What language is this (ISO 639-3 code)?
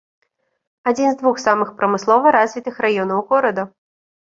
bel